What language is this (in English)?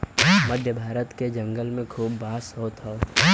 Bhojpuri